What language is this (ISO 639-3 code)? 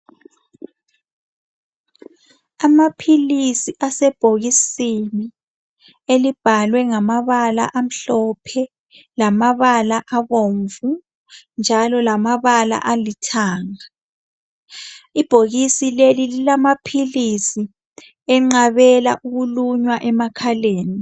nde